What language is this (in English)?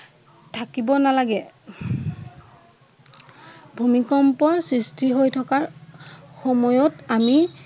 Assamese